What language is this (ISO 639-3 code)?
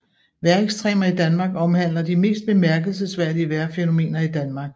dan